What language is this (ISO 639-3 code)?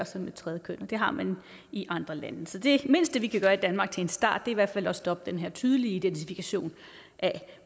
dan